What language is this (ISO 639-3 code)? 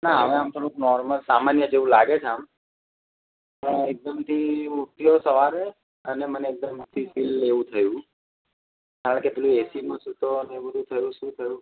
guj